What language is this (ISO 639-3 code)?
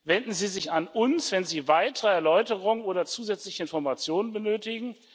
deu